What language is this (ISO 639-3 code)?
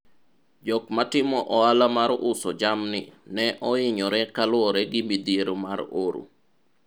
luo